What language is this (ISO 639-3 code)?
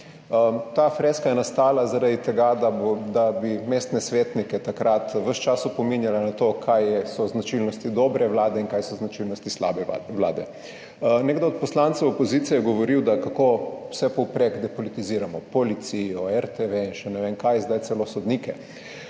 slv